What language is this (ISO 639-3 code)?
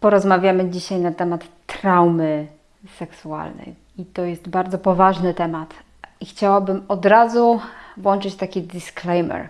pol